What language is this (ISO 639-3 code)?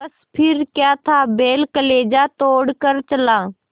hin